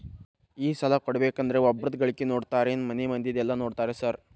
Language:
Kannada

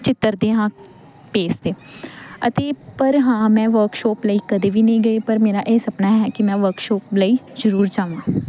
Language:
Punjabi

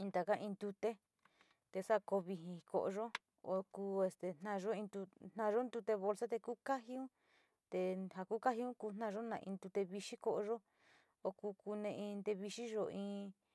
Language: Sinicahua Mixtec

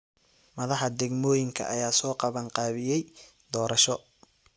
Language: Somali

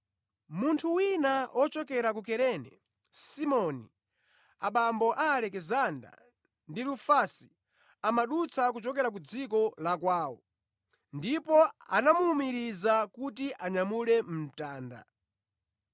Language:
Nyanja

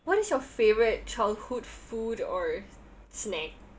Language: English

